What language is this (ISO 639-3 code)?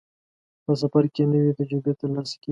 pus